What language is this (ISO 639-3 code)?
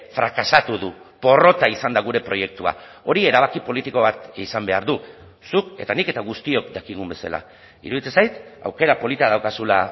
eus